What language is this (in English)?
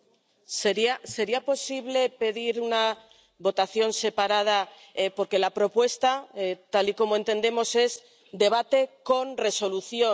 Spanish